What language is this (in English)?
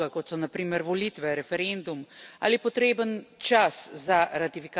Slovenian